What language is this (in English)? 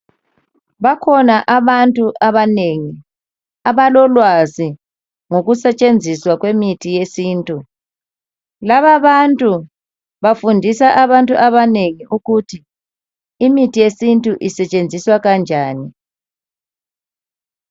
North Ndebele